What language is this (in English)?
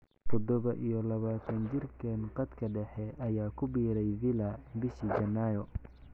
Somali